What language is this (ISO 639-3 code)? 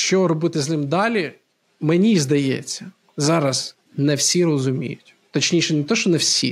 ukr